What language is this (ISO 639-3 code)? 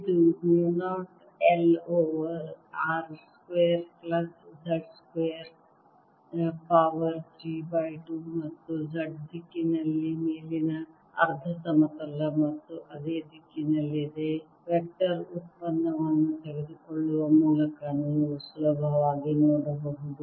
kan